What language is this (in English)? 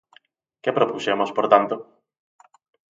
Galician